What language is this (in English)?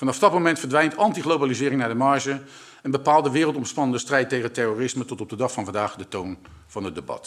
Dutch